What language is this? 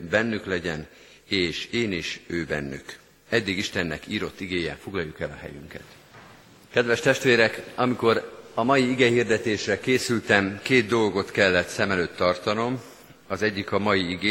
Hungarian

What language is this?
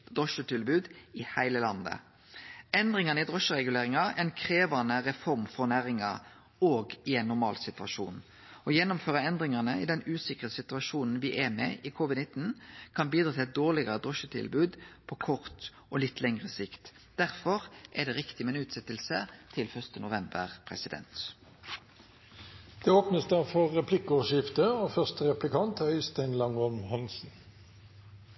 Norwegian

